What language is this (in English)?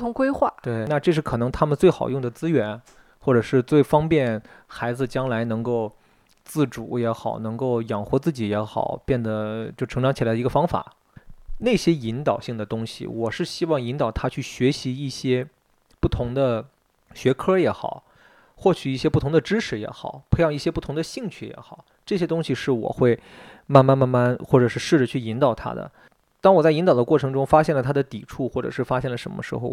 Chinese